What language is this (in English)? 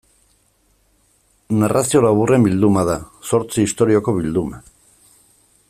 Basque